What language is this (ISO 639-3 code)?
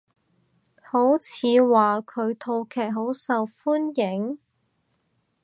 yue